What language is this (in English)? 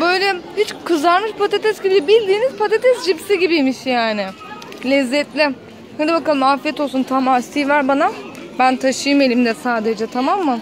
Turkish